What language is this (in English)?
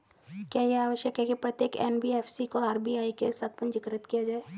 Hindi